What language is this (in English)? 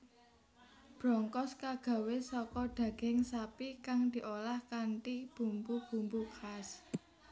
Javanese